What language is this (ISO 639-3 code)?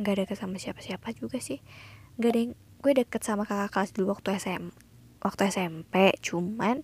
ind